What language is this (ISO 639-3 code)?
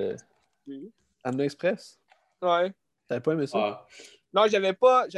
fra